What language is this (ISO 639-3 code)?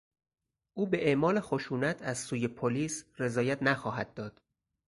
fas